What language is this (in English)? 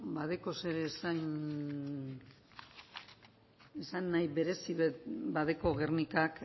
Basque